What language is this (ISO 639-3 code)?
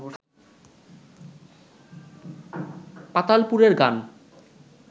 ben